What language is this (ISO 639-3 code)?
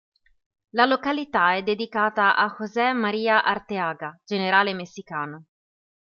ita